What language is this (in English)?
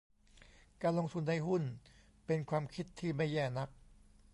Thai